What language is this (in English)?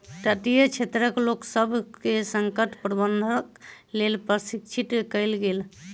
Maithili